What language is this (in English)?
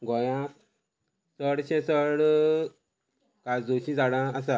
Konkani